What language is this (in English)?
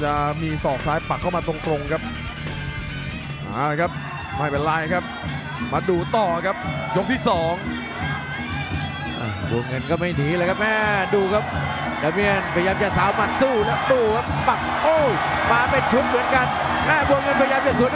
Thai